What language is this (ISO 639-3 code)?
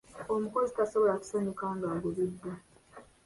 lug